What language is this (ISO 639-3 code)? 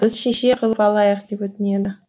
kaz